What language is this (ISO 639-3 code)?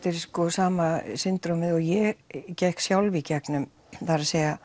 isl